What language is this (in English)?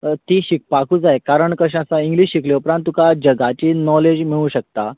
Konkani